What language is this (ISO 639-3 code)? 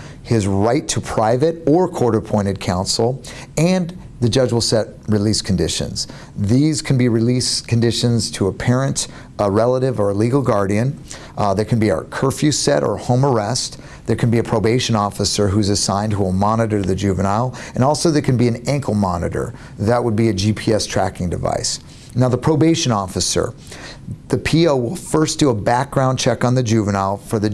eng